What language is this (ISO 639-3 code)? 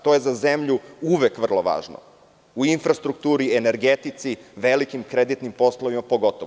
srp